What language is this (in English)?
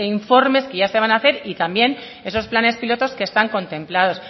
Spanish